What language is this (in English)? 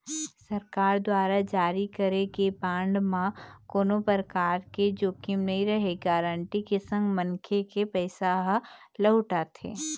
Chhattisgarhi